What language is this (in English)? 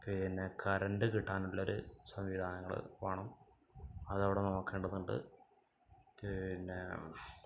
Malayalam